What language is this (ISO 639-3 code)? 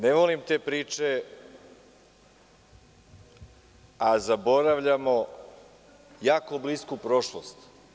srp